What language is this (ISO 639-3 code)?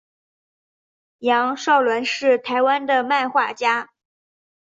zho